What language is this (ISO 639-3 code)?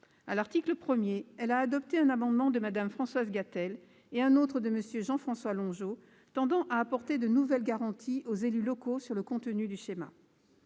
fra